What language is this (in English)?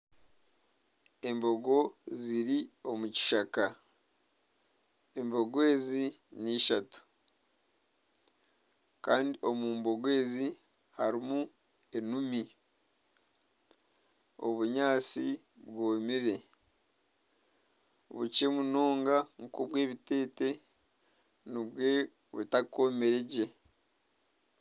Nyankole